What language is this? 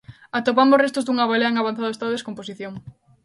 Galician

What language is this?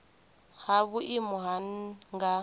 Venda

